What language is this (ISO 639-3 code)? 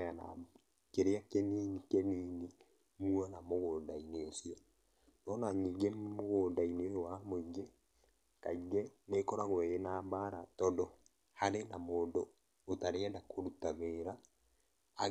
kik